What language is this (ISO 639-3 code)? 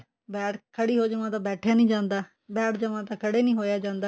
pan